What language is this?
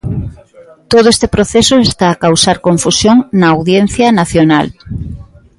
Galician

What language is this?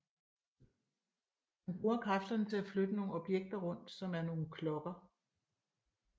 Danish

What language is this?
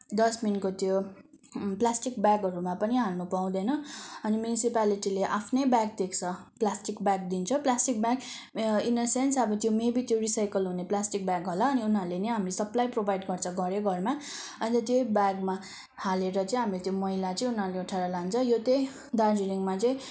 Nepali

